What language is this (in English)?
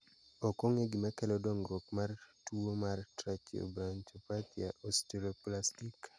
Luo (Kenya and Tanzania)